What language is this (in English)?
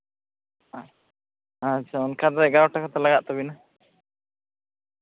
Santali